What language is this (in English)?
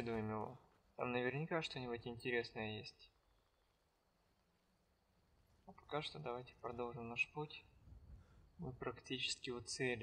Russian